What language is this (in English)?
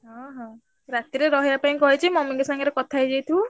Odia